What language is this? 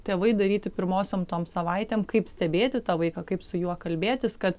Lithuanian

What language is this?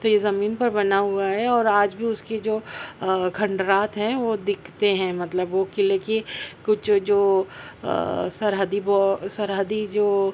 Urdu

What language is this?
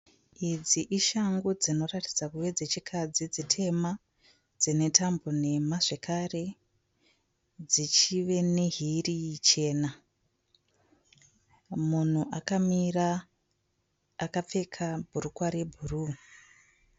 Shona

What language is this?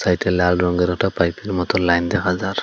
Bangla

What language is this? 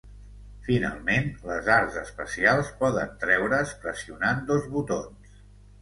Catalan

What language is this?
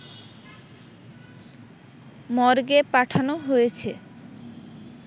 Bangla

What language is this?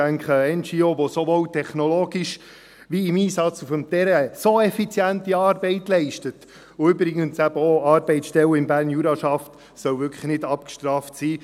Swiss German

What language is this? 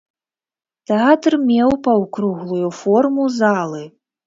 Belarusian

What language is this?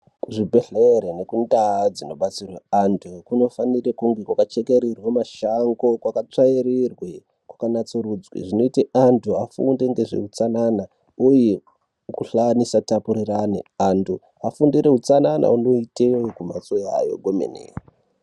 Ndau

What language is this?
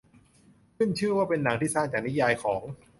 Thai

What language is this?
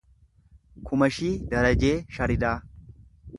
Oromo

